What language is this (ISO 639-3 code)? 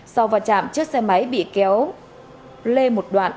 vie